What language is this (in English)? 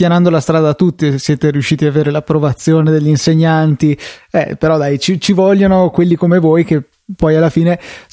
Italian